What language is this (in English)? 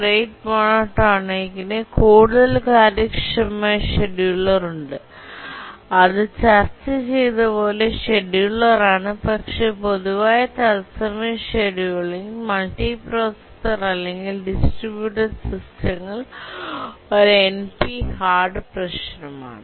Malayalam